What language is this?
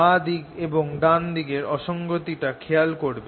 Bangla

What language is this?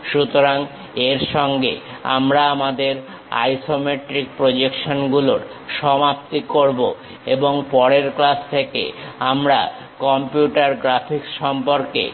Bangla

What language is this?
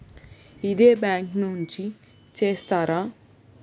Telugu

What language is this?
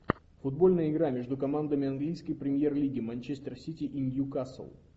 Russian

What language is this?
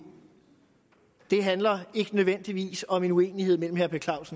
Danish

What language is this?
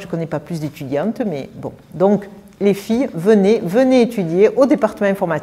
French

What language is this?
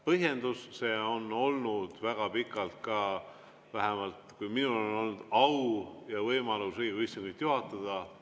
Estonian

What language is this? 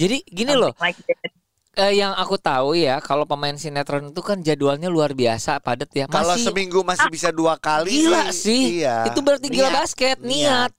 Indonesian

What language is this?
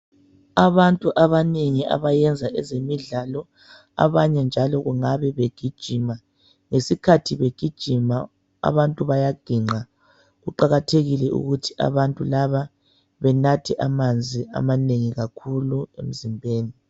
North Ndebele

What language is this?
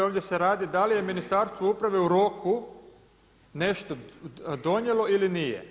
Croatian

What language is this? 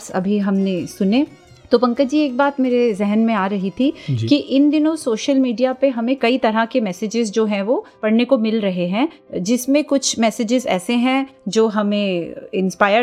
Hindi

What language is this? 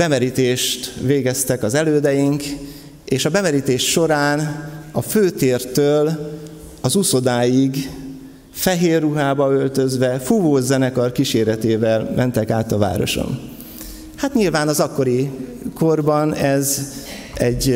Hungarian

